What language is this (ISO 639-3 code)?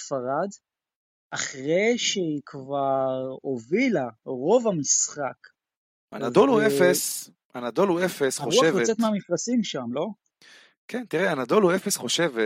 heb